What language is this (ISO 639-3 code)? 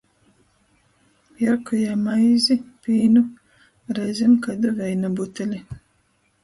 ltg